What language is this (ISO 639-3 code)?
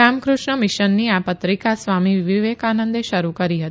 guj